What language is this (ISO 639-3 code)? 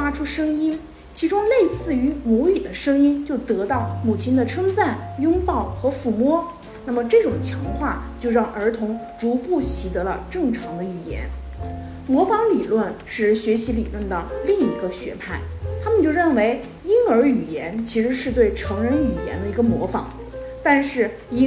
zho